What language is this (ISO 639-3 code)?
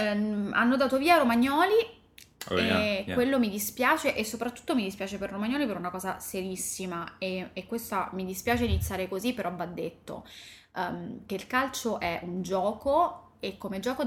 ita